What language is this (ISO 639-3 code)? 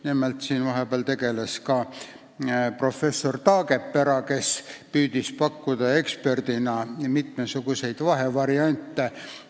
est